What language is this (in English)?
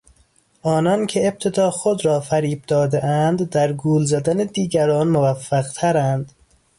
Persian